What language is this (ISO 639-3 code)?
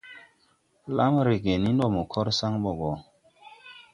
tui